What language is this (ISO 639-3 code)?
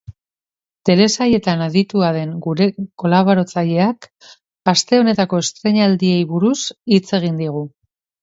eus